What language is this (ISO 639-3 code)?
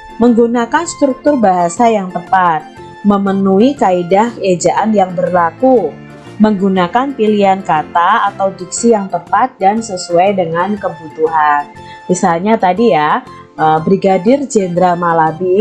ind